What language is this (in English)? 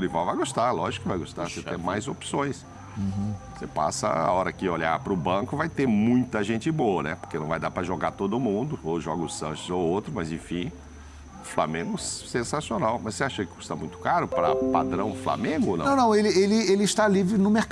Portuguese